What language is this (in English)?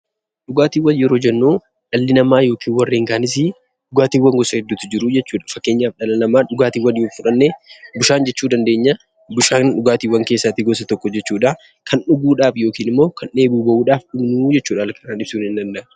Oromo